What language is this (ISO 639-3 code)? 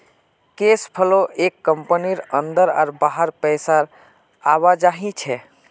mag